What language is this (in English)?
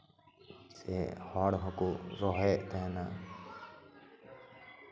Santali